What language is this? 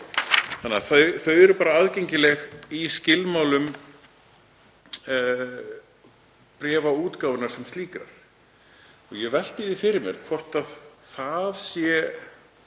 Icelandic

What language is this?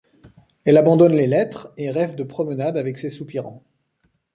French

